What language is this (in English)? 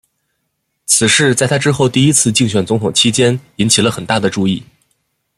Chinese